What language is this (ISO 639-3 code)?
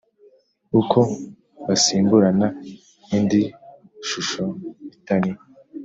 kin